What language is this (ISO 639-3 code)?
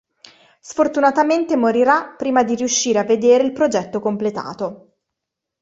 ita